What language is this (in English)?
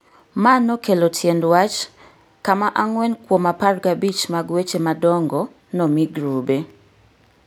Luo (Kenya and Tanzania)